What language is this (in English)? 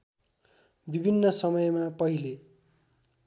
Nepali